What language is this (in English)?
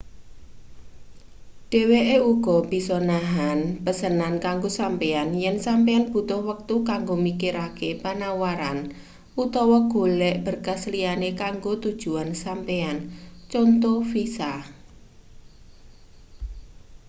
Javanese